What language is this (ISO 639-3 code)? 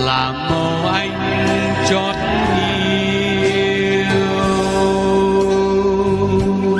vie